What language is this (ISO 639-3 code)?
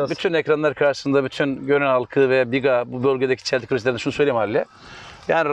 tur